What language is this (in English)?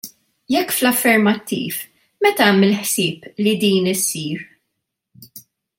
Maltese